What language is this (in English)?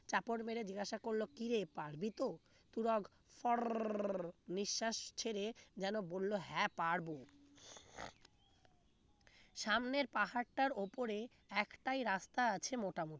Bangla